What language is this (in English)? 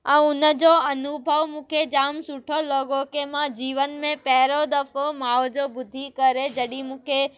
Sindhi